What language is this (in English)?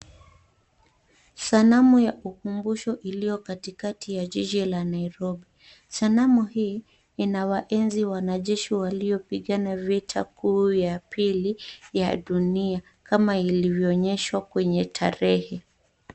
Swahili